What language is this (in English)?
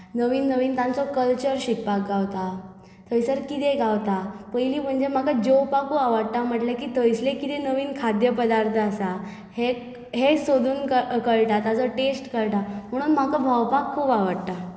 Konkani